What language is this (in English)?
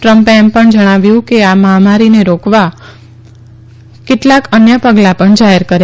Gujarati